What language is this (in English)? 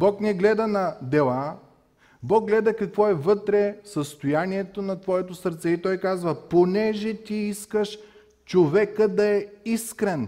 Bulgarian